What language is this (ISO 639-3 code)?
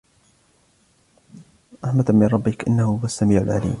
ara